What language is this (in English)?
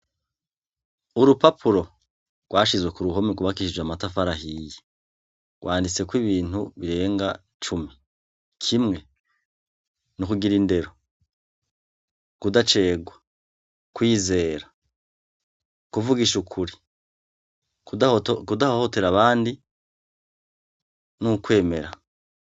Rundi